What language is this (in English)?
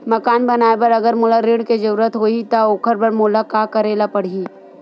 Chhattisgarhi